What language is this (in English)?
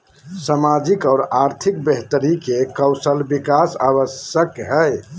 Magahi